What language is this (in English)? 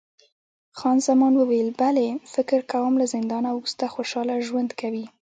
Pashto